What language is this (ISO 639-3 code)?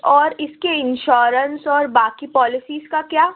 urd